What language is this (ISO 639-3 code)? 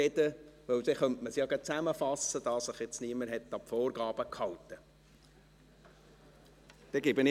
gsw